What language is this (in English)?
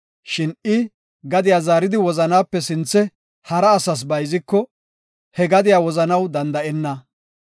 Gofa